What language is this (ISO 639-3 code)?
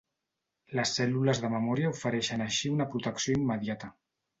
cat